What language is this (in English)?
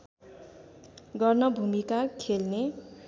Nepali